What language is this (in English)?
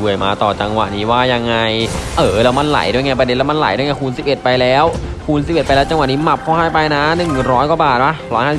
Thai